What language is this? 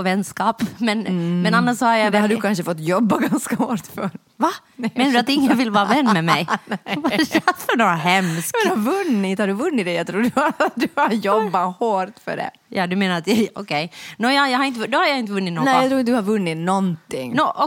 Swedish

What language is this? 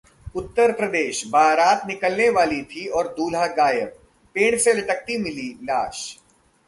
Hindi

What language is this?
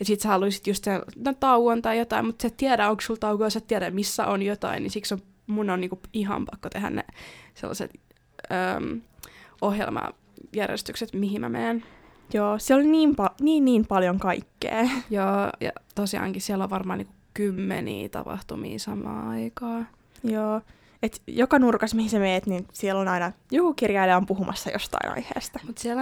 Finnish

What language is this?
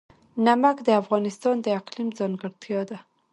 Pashto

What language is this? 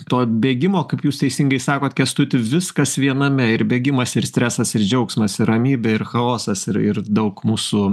Lithuanian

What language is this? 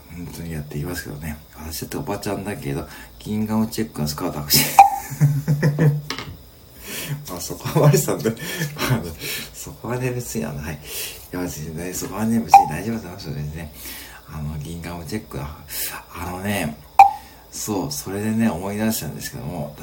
Japanese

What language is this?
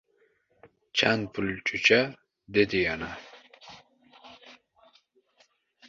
Uzbek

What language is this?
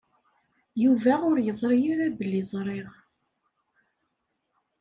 Kabyle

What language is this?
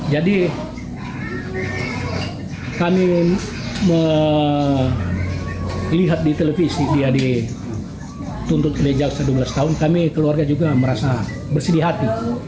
Indonesian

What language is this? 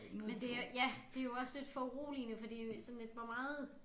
Danish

